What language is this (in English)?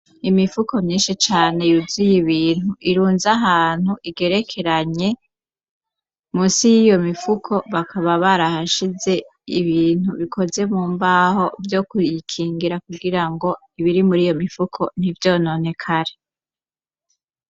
Rundi